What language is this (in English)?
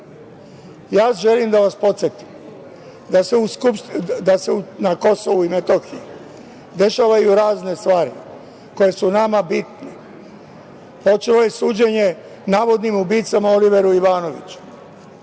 Serbian